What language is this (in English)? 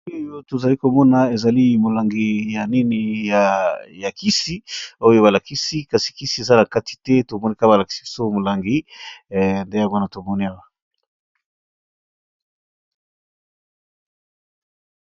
Lingala